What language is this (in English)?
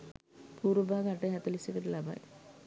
Sinhala